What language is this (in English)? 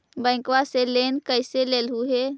Magahi